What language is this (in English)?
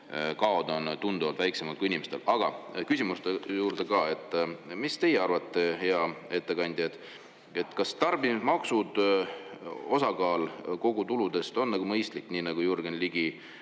Estonian